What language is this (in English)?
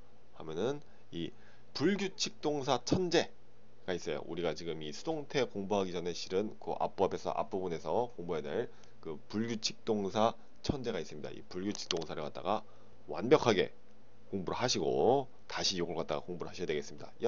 Korean